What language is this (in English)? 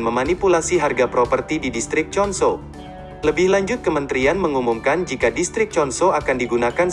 Indonesian